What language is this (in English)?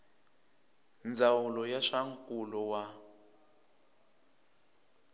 Tsonga